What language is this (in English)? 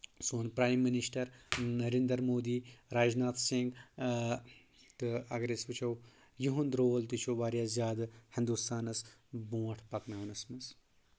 Kashmiri